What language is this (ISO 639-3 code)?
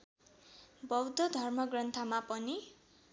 nep